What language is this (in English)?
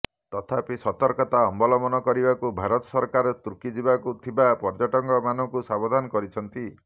Odia